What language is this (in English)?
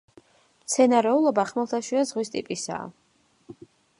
Georgian